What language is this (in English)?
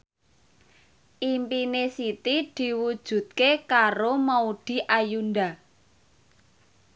Javanese